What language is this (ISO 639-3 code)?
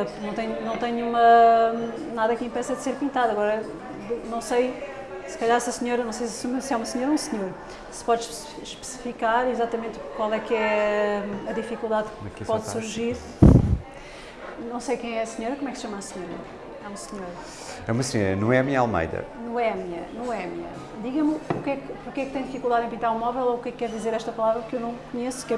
por